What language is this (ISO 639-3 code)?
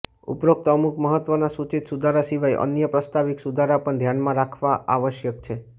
guj